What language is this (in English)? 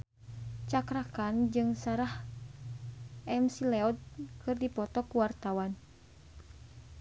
Sundanese